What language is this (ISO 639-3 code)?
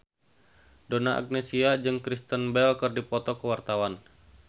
sun